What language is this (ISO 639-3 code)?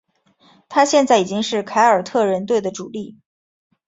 zho